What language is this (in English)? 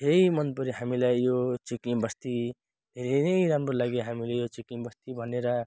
Nepali